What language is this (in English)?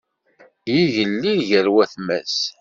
Kabyle